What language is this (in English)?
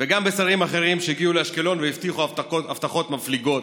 Hebrew